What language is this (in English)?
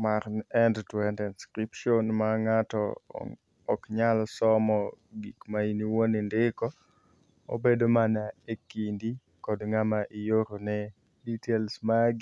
Luo (Kenya and Tanzania)